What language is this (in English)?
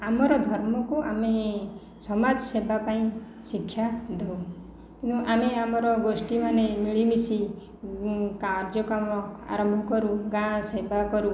Odia